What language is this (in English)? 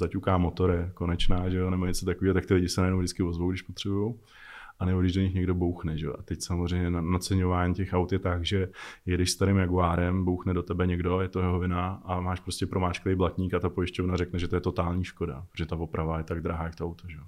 Czech